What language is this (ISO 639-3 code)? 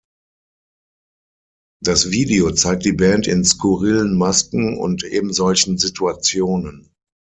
deu